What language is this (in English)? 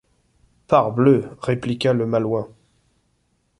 French